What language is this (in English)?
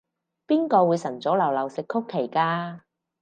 Cantonese